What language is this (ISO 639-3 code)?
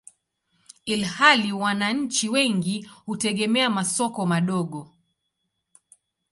swa